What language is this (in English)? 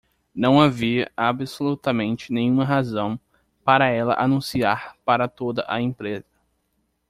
Portuguese